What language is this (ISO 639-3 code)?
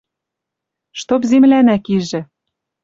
mrj